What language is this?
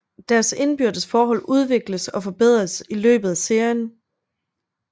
Danish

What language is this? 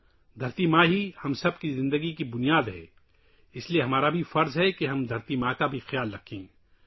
Urdu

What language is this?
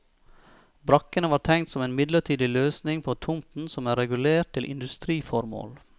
Norwegian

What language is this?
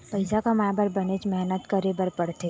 Chhattisgarhi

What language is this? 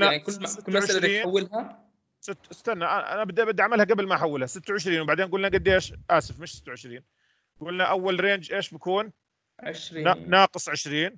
Arabic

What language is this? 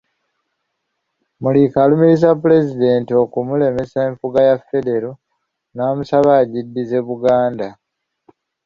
Ganda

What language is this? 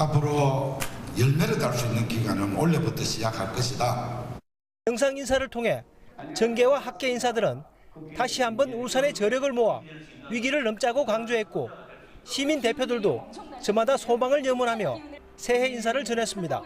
Korean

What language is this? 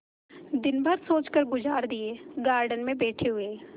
Hindi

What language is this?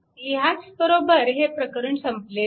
Marathi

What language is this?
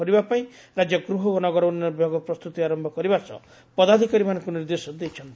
Odia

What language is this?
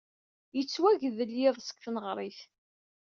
Kabyle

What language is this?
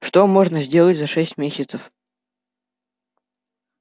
Russian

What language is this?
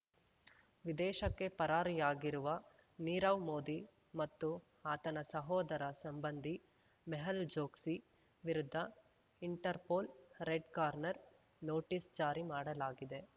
Kannada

